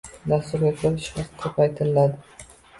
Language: Uzbek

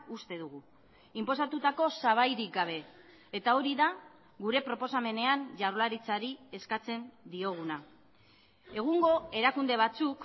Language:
Basque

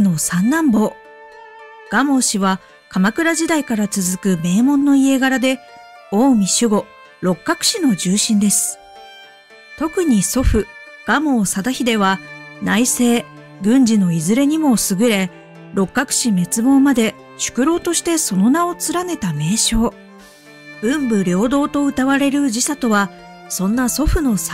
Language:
Japanese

